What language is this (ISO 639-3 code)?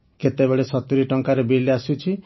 ori